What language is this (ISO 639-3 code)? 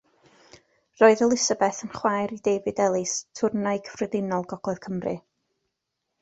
cym